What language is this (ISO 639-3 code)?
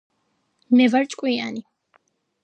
kat